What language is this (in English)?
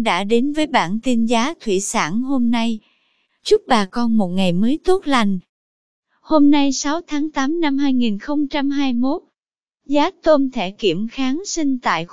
Vietnamese